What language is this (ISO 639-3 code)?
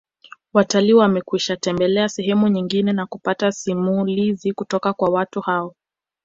swa